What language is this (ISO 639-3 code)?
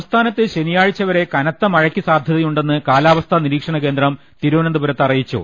mal